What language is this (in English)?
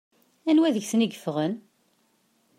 Kabyle